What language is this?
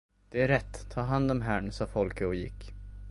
Swedish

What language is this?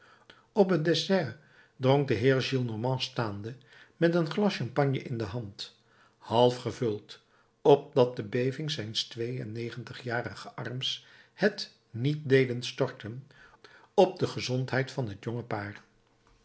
Dutch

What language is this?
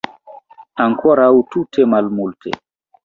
Esperanto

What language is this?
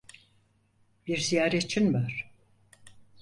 Turkish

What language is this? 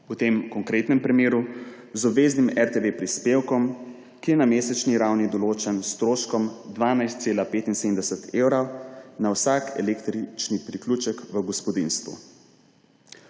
Slovenian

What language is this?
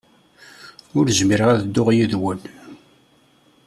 Kabyle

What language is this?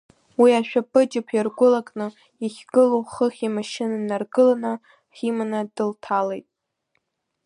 Abkhazian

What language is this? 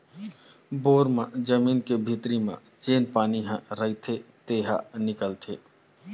Chhattisgarhi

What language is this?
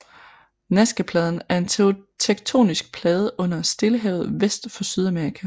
Danish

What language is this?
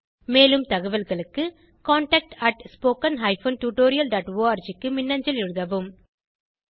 Tamil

